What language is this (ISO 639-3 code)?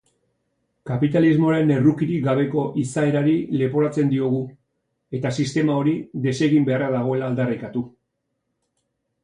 eus